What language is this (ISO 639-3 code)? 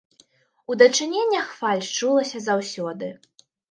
bel